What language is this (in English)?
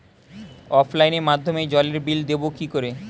Bangla